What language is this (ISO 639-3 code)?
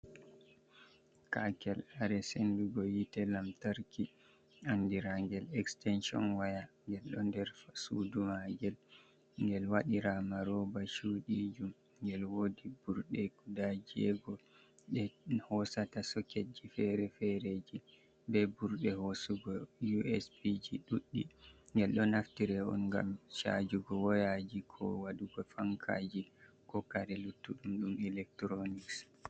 ful